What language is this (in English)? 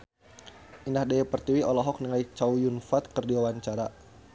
Sundanese